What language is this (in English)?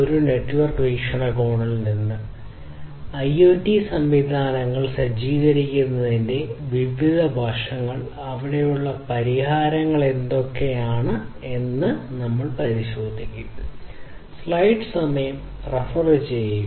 Malayalam